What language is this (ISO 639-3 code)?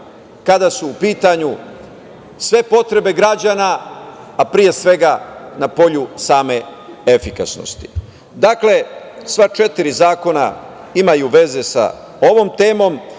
srp